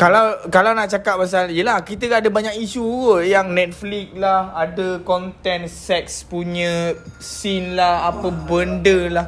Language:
Malay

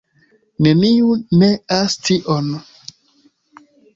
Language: Esperanto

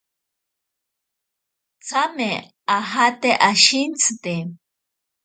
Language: Ashéninka Perené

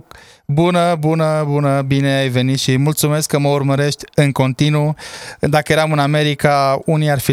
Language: Romanian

